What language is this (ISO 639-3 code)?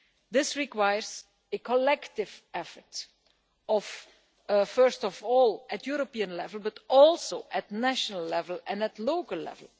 eng